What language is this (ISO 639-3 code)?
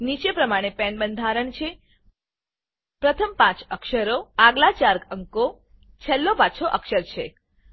guj